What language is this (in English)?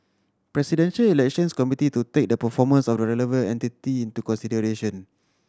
English